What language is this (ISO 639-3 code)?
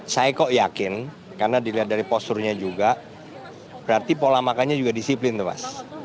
ind